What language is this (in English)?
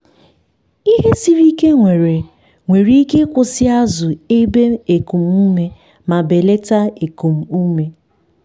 Igbo